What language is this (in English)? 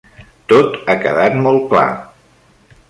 Catalan